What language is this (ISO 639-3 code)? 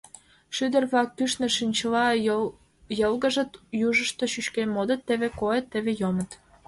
chm